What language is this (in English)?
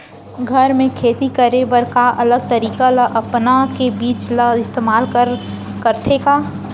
Chhattisgarhi